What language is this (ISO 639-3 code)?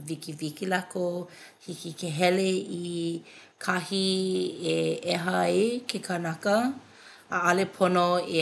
haw